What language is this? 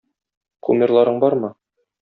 Tatar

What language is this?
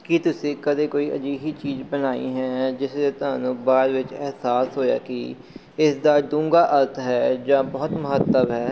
Punjabi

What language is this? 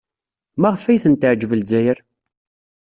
Kabyle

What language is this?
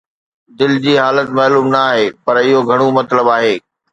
Sindhi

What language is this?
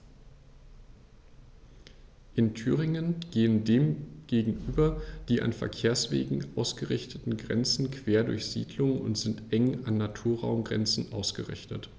German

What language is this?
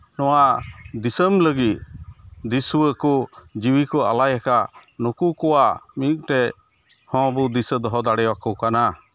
Santali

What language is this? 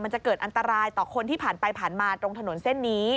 Thai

